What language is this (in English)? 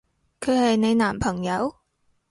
Cantonese